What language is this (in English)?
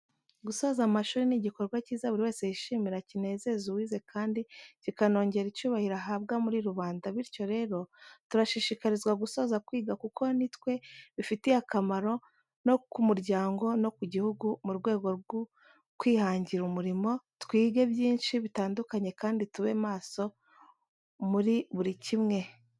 Kinyarwanda